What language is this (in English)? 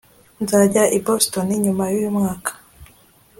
Kinyarwanda